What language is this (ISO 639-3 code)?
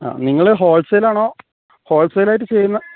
mal